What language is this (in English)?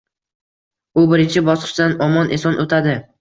Uzbek